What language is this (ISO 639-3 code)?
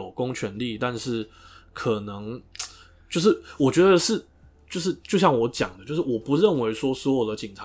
zho